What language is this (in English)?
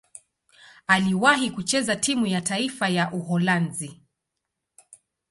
Swahili